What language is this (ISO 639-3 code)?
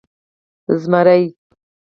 pus